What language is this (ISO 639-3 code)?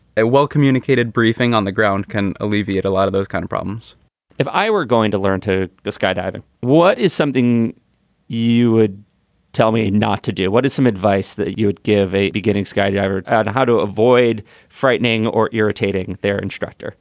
eng